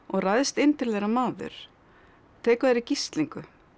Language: Icelandic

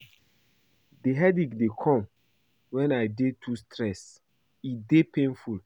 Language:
Nigerian Pidgin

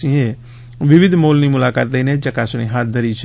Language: Gujarati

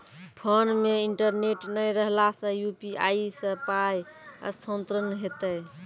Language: Maithili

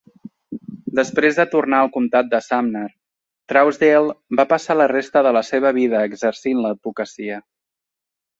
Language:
Catalan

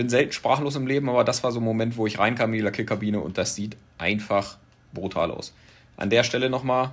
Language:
German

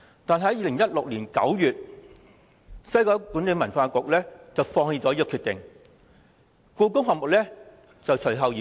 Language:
Cantonese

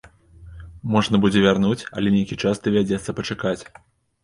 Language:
Belarusian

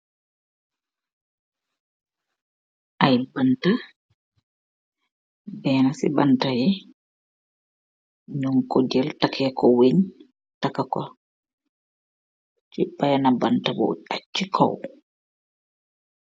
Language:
Wolof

